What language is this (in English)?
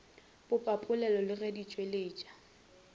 Northern Sotho